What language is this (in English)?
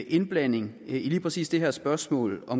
Danish